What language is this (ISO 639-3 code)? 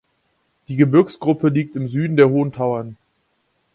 deu